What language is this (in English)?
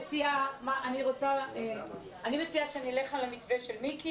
Hebrew